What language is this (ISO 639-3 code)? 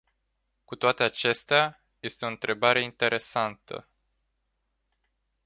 ron